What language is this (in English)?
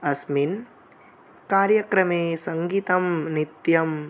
Sanskrit